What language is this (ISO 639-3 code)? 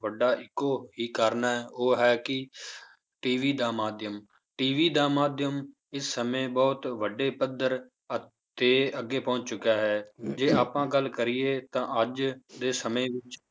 pan